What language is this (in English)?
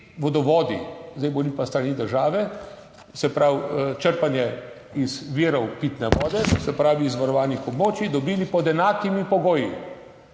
Slovenian